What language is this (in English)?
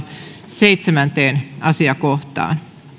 Finnish